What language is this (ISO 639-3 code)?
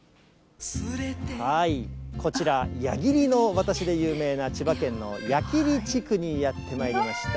jpn